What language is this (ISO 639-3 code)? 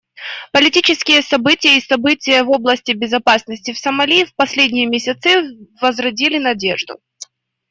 rus